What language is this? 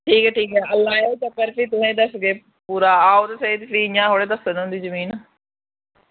Dogri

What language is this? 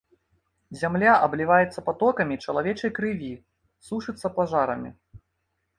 Belarusian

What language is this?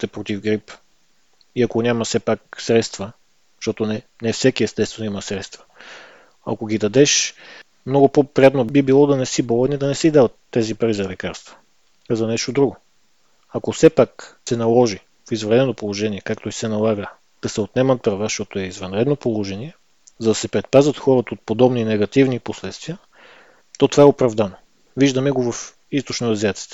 Bulgarian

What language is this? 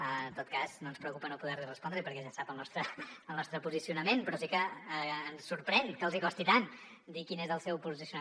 Catalan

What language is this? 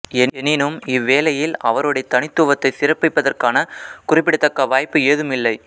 Tamil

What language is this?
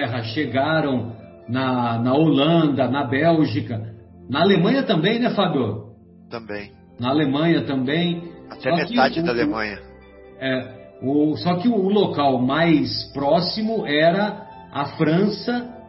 Portuguese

